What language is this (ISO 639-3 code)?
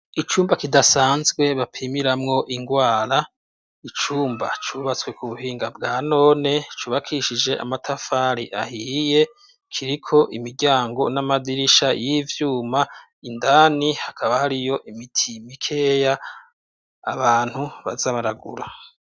run